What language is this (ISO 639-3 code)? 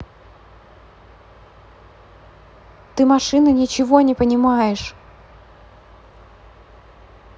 rus